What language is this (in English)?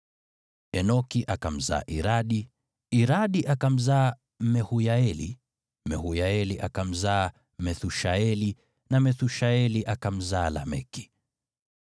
Swahili